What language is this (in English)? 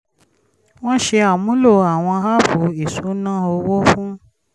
Yoruba